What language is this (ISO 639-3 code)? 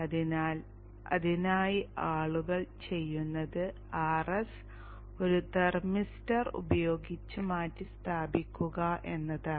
mal